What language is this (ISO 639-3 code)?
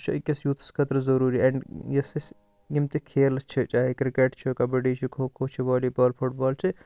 kas